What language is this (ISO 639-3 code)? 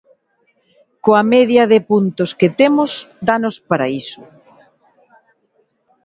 glg